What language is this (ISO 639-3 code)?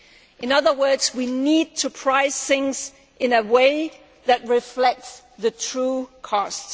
eng